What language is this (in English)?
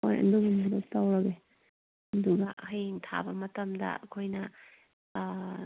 Manipuri